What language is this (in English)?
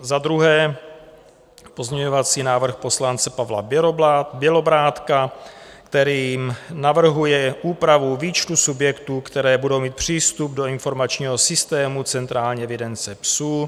Czech